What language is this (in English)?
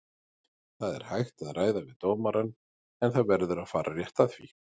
Icelandic